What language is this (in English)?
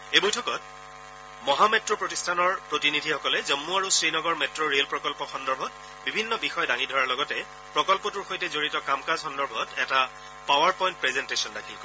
Assamese